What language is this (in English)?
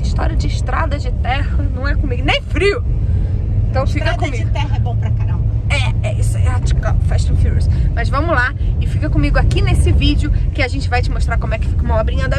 Portuguese